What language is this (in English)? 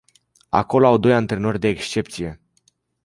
Romanian